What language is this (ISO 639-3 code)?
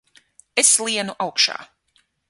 lav